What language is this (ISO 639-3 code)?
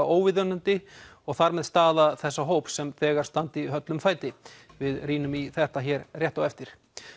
isl